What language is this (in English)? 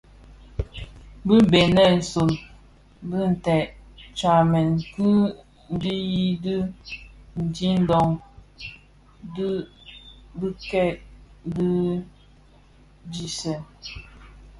Bafia